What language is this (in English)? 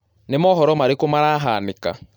Kikuyu